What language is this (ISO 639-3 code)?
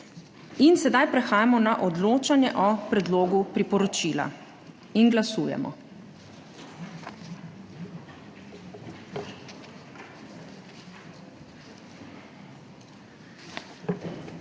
slv